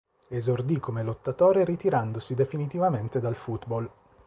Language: Italian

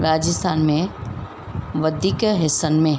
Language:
Sindhi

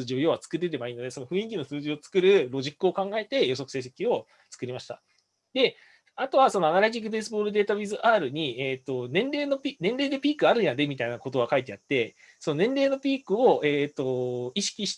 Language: Japanese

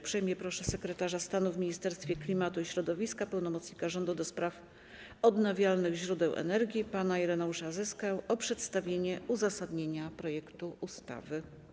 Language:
Polish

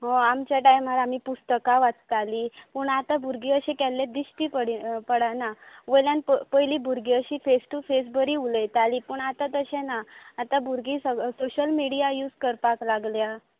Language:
Konkani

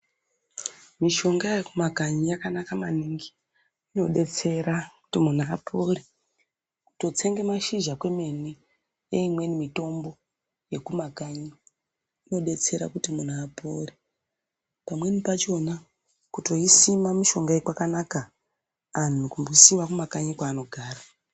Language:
Ndau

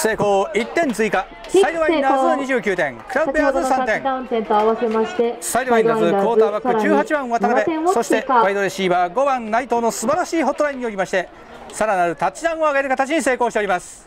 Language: Japanese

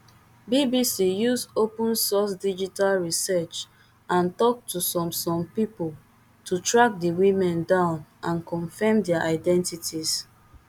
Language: Nigerian Pidgin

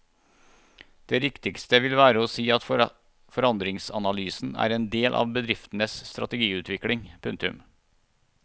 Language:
Norwegian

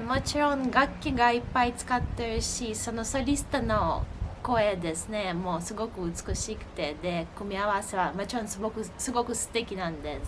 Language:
Japanese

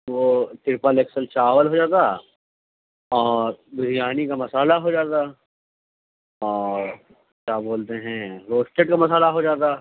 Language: Urdu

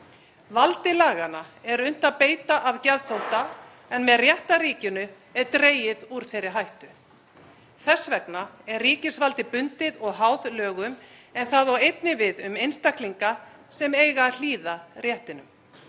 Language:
Icelandic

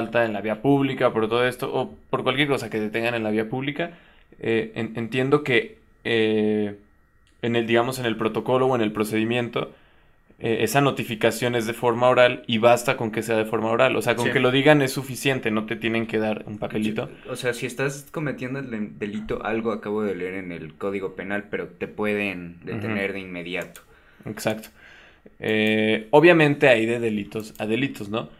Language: Spanish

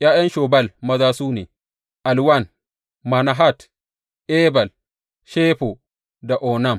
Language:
Hausa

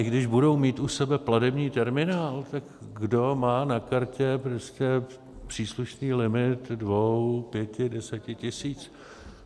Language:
Czech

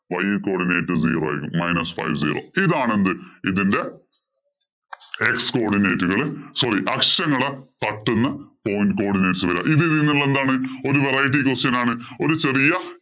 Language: Malayalam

